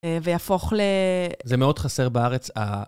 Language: Hebrew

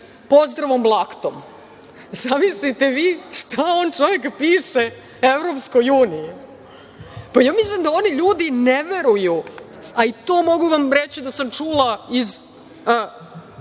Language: Serbian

